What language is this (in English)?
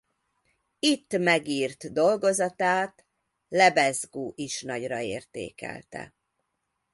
Hungarian